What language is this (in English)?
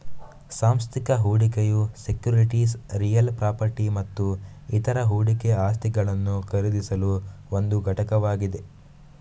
Kannada